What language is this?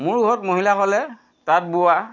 Assamese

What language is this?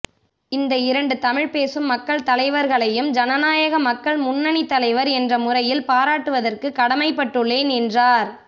Tamil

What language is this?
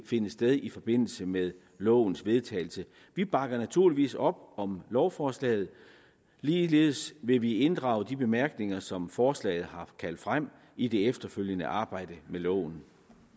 Danish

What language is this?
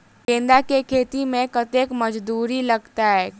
Maithili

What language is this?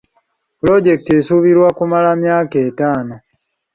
Ganda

